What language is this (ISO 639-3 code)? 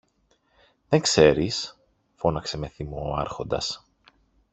ell